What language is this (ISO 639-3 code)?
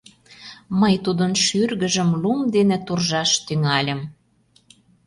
chm